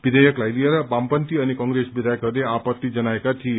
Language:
Nepali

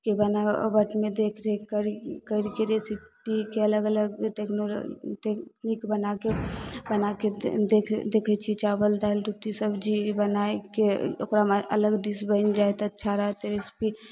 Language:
Maithili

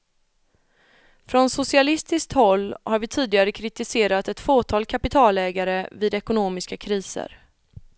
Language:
Swedish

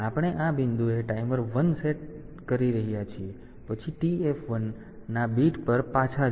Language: Gujarati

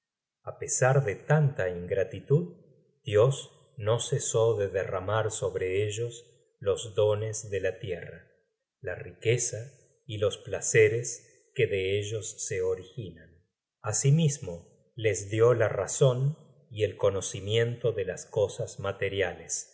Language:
Spanish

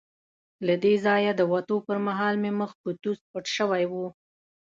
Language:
Pashto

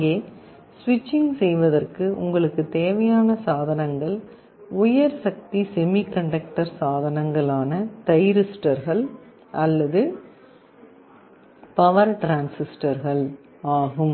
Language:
Tamil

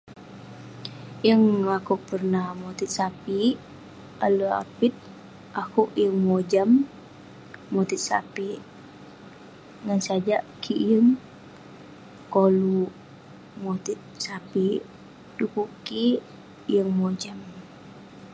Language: Western Penan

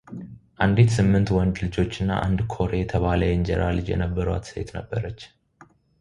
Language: Amharic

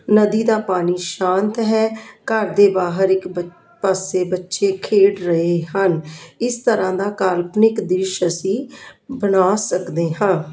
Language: Punjabi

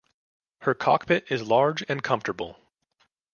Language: English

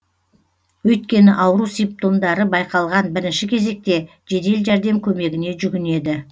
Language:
Kazakh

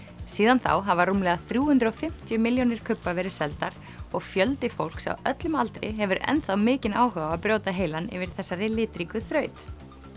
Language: Icelandic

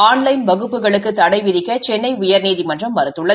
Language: Tamil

